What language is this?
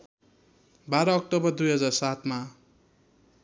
Nepali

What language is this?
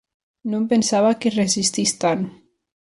Catalan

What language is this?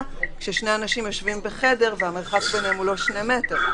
Hebrew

